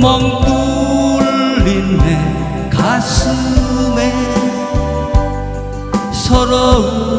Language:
Korean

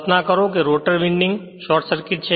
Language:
Gujarati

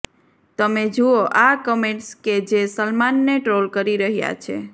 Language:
Gujarati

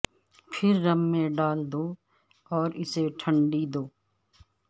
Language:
Urdu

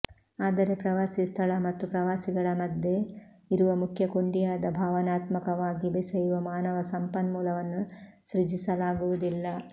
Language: Kannada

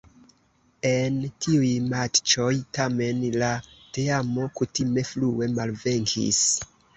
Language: Esperanto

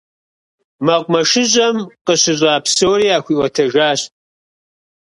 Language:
Kabardian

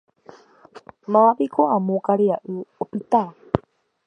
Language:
Guarani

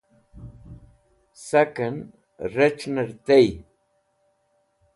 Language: Wakhi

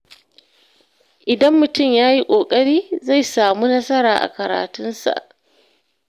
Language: Hausa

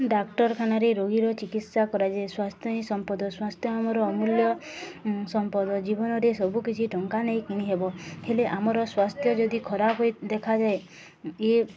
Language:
Odia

